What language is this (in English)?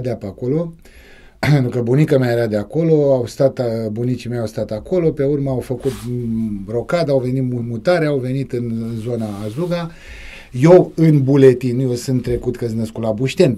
Romanian